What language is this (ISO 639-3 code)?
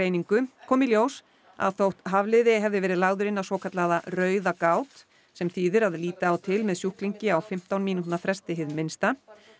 isl